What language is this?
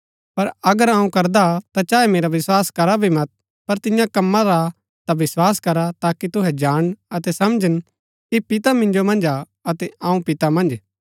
Gaddi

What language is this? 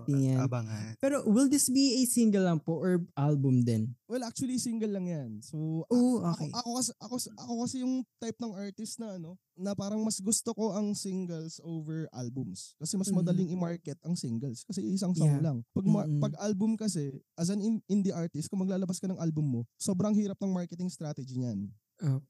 Filipino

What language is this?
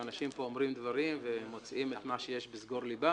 Hebrew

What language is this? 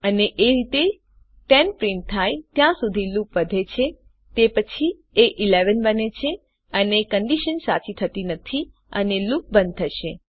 Gujarati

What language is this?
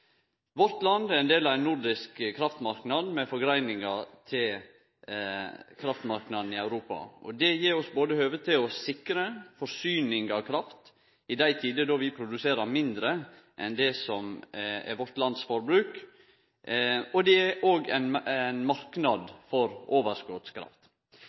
Norwegian Nynorsk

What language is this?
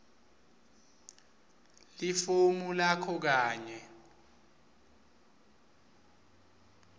Swati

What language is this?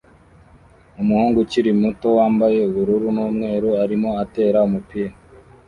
Kinyarwanda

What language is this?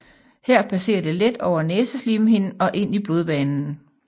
Danish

